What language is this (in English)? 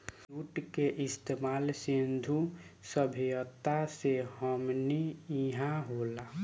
Bhojpuri